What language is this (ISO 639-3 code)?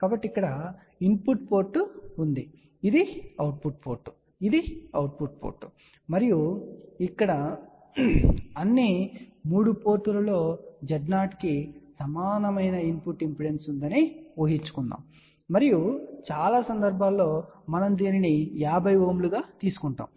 tel